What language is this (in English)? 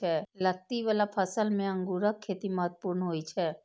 Maithili